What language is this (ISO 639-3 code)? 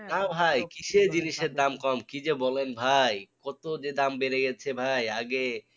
ben